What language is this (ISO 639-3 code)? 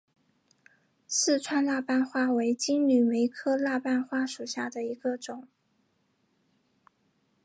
zho